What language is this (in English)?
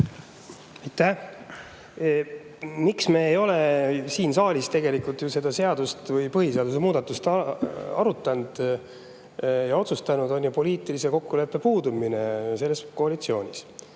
Estonian